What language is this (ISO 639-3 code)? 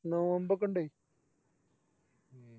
mal